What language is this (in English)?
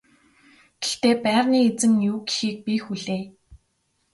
Mongolian